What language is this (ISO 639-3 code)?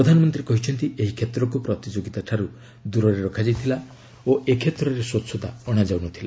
ori